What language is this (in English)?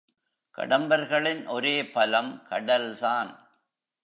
Tamil